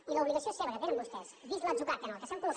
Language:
Catalan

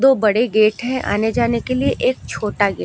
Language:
Hindi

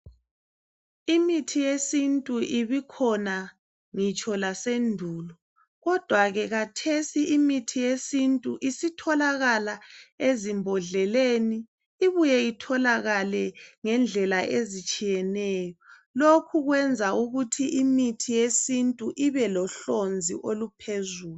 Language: North Ndebele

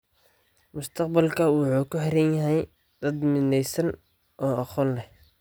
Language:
Somali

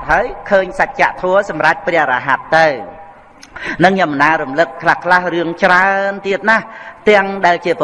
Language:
Vietnamese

